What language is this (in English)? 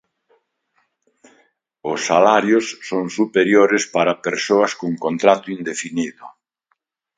Galician